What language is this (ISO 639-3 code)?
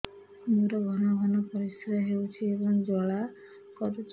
ori